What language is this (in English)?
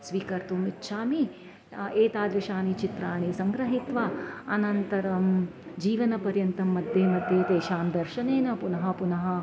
Sanskrit